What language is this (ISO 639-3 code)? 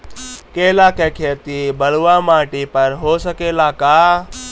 bho